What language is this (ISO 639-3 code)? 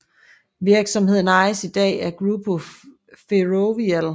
dan